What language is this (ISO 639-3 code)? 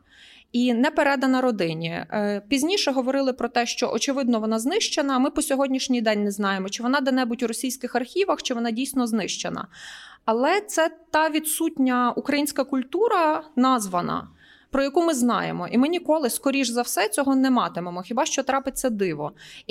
ukr